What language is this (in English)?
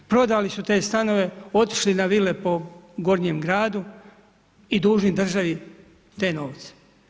Croatian